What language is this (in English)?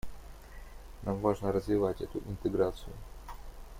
Russian